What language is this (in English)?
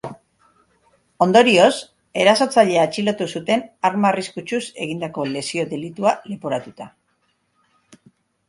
Basque